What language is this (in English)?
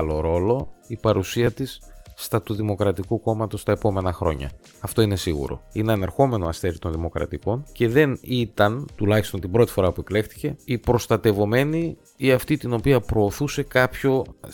Greek